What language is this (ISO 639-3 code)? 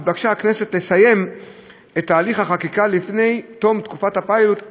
heb